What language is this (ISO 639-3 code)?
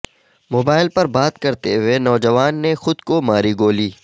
urd